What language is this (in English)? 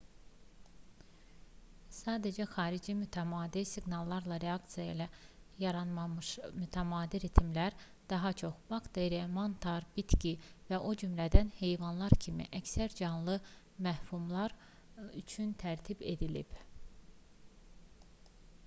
Azerbaijani